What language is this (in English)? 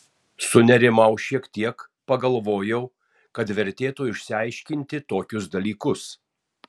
Lithuanian